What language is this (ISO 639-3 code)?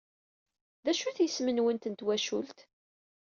kab